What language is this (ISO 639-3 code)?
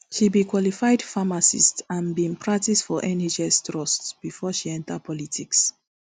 pcm